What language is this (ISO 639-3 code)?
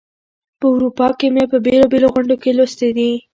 pus